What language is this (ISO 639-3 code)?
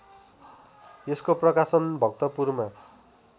nep